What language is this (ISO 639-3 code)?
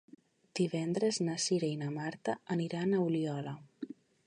cat